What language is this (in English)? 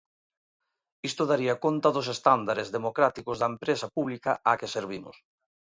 Galician